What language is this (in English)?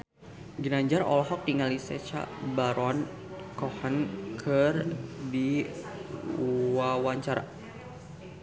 Sundanese